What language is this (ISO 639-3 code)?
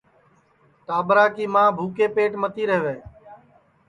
ssi